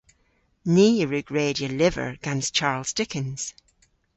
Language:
Cornish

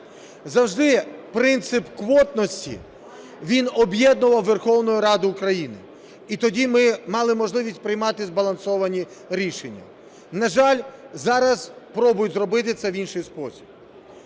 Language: Ukrainian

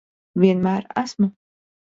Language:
Latvian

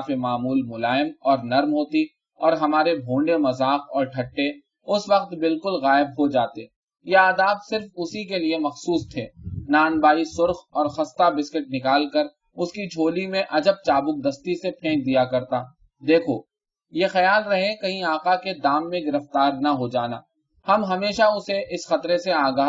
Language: Urdu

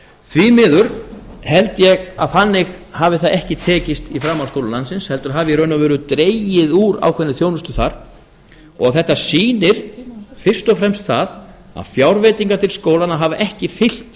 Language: Icelandic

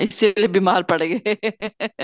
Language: Punjabi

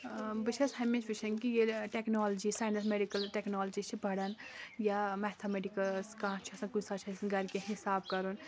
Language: Kashmiri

